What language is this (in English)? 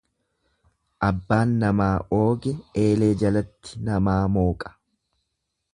Oromo